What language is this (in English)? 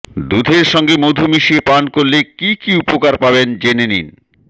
Bangla